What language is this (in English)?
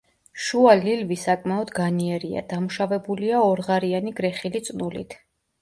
Georgian